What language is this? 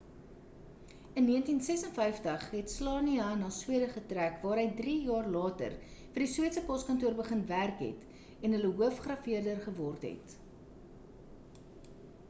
Afrikaans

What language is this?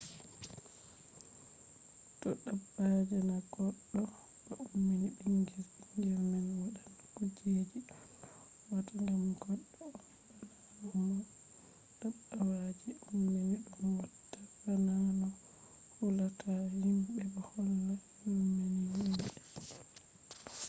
Fula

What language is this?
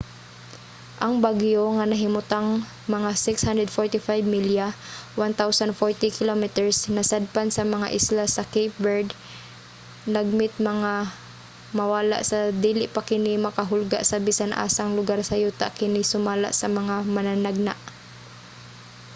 Cebuano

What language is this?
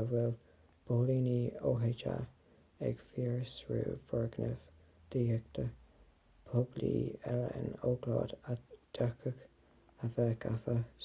Irish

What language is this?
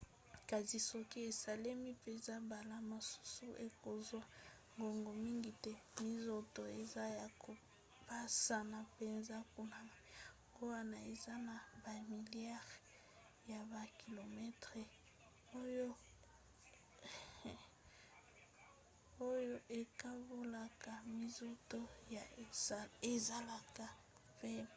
Lingala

